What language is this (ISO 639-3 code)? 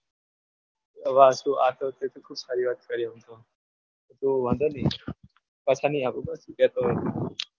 guj